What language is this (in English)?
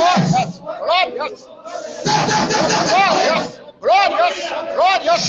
Portuguese